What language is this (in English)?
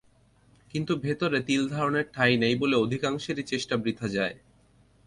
Bangla